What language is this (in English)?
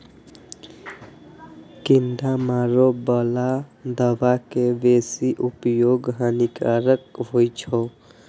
Maithili